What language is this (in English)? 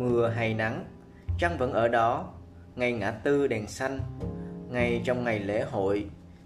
Vietnamese